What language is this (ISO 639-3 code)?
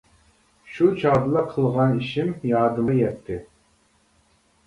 uig